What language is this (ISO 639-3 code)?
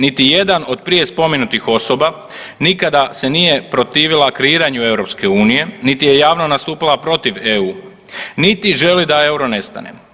hrv